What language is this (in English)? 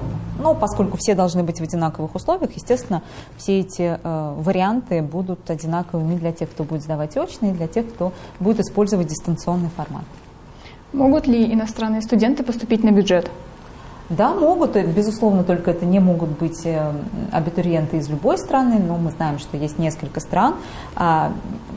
Russian